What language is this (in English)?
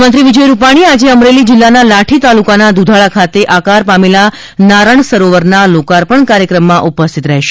Gujarati